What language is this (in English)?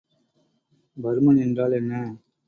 Tamil